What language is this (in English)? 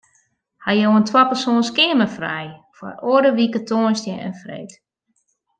Western Frisian